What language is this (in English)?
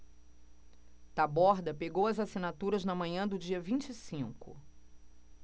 Portuguese